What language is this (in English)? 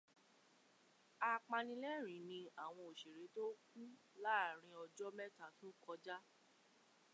Yoruba